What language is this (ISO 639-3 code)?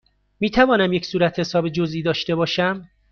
fas